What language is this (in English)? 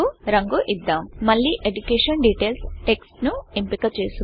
Telugu